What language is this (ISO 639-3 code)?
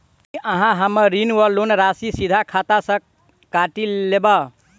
mai